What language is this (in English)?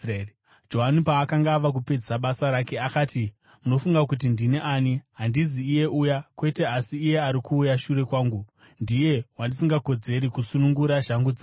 Shona